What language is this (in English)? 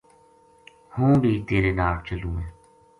Gujari